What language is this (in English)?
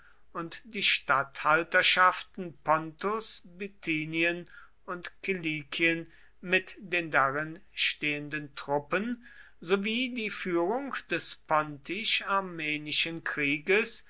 German